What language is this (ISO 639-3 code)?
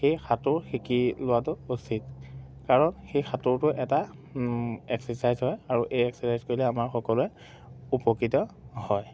asm